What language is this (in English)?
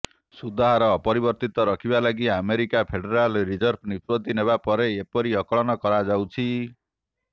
Odia